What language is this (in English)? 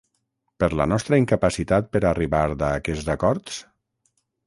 Catalan